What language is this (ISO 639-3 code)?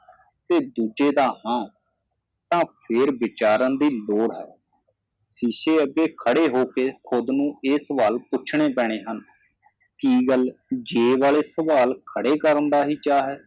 pan